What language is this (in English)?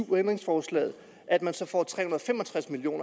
Danish